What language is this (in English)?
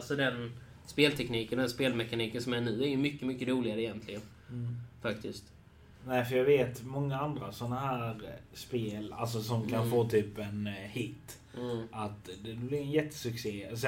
Swedish